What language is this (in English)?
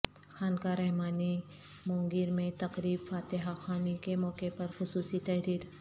Urdu